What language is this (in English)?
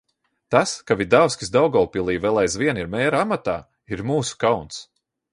Latvian